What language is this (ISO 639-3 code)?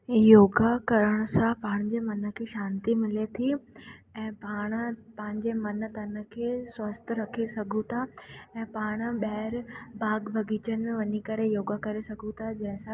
snd